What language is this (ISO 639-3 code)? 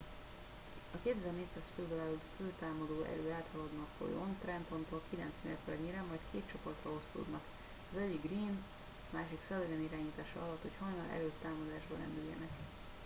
hun